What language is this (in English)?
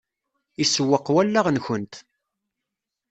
Kabyle